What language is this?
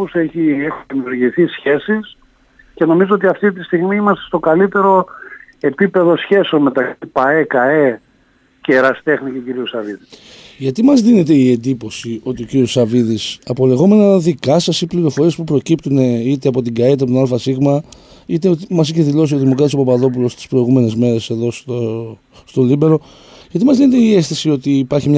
Greek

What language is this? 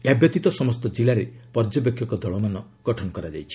Odia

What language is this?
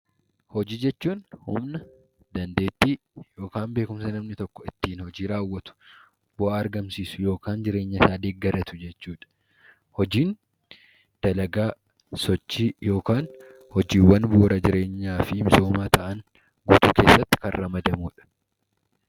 Oromo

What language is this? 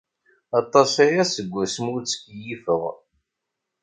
Kabyle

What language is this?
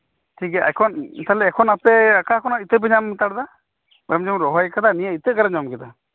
Santali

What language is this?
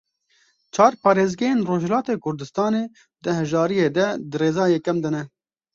Kurdish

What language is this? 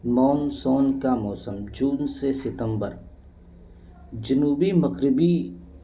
Urdu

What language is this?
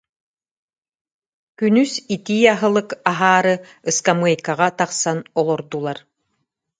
Yakut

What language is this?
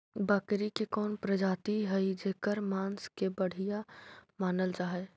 Magahi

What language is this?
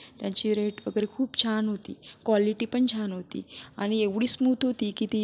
Marathi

